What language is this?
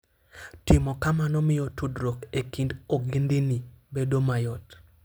Luo (Kenya and Tanzania)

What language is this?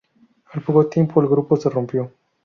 Spanish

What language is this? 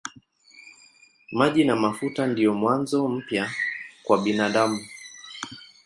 Swahili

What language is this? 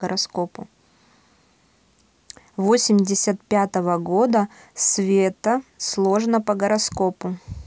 Russian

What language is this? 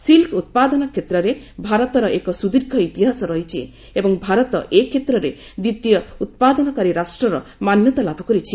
Odia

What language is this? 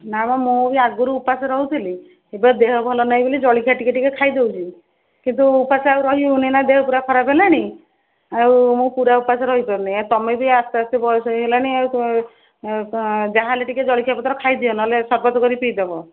Odia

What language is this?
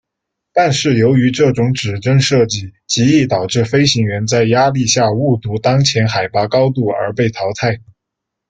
Chinese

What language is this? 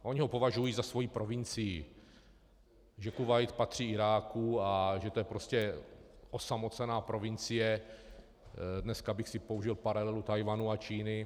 Czech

